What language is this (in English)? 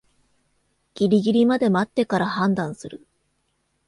Japanese